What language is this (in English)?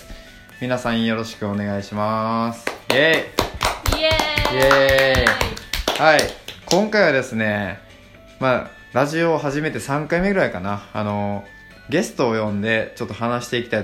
Japanese